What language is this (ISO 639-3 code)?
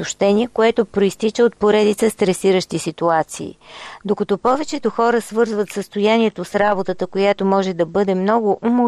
bul